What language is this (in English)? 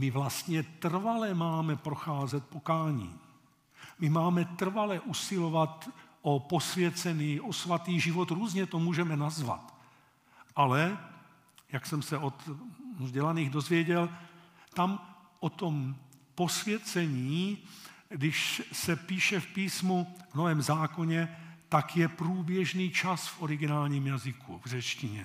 Czech